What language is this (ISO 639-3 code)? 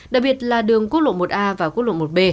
vie